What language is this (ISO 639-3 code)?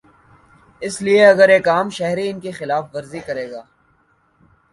urd